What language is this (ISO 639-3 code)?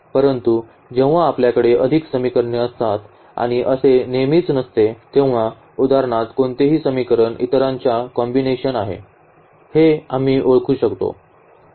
mar